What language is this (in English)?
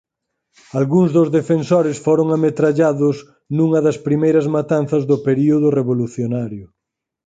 Galician